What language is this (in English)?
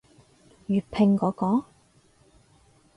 Cantonese